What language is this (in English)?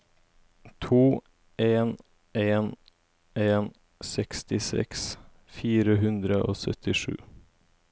Norwegian